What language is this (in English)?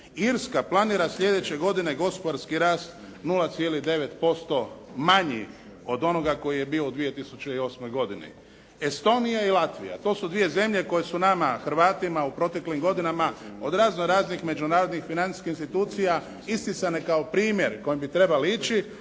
Croatian